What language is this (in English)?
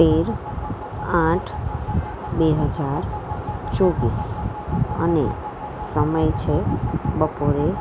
Gujarati